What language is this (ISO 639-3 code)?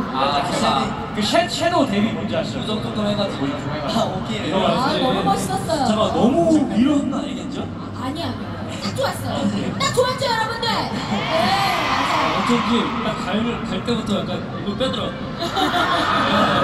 kor